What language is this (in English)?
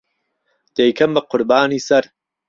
Central Kurdish